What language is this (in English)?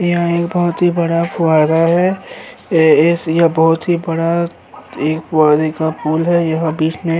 Hindi